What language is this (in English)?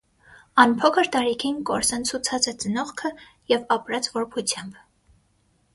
Armenian